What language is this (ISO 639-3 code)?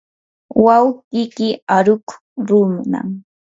qur